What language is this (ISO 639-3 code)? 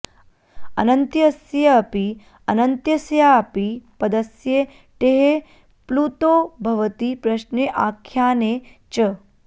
san